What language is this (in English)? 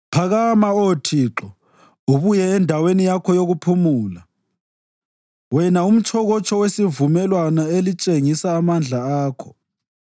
North Ndebele